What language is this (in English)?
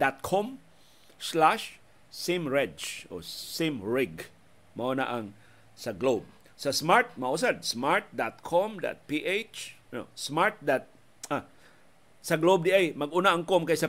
Filipino